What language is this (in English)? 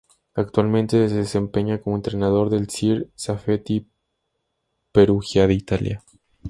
Spanish